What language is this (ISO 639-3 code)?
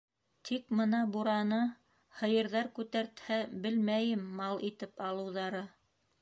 bak